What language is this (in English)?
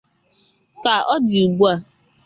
Igbo